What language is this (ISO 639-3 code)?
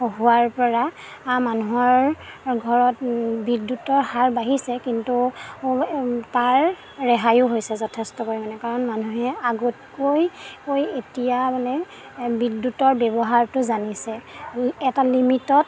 asm